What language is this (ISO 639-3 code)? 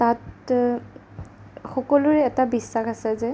asm